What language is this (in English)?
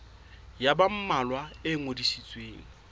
Southern Sotho